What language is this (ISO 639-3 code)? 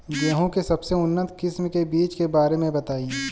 bho